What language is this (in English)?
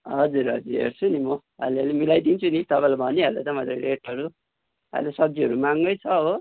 Nepali